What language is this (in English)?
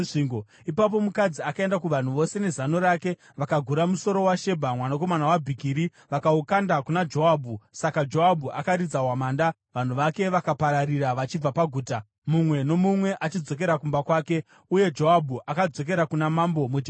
Shona